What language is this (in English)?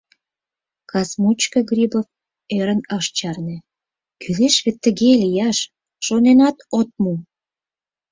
Mari